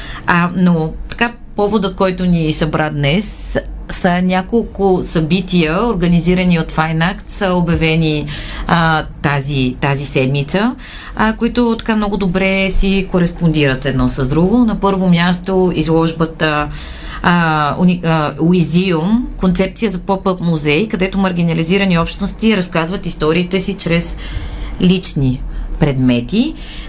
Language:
Bulgarian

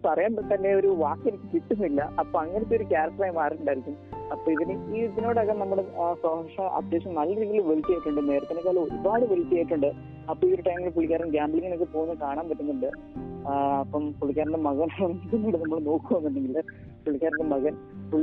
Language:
Malayalam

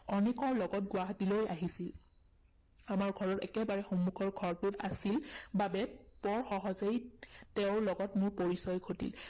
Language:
Assamese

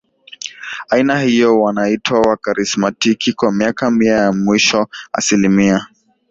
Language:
Swahili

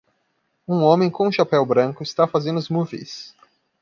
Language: Portuguese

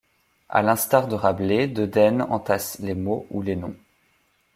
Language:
French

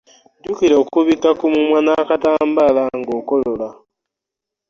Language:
Ganda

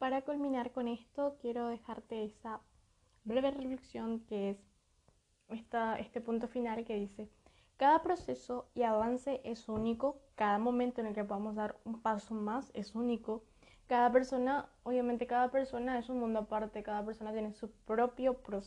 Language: Spanish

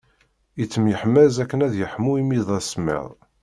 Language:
Kabyle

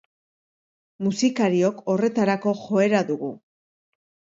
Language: Basque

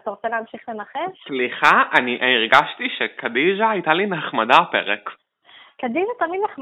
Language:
Hebrew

